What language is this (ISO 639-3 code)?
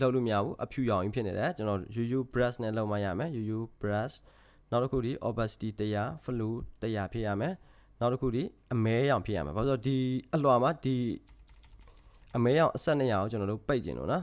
kor